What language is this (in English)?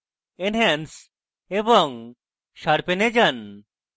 Bangla